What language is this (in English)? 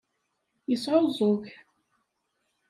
Kabyle